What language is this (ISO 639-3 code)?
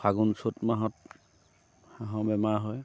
asm